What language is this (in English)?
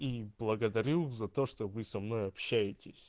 Russian